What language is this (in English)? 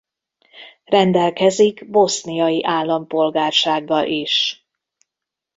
Hungarian